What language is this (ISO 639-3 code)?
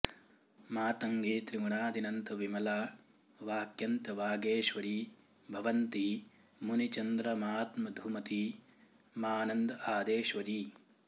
san